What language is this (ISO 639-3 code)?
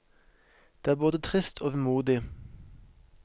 nor